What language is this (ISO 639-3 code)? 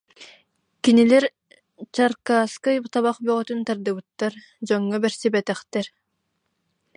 sah